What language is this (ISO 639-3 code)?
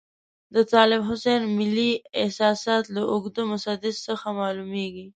pus